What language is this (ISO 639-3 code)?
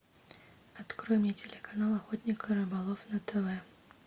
rus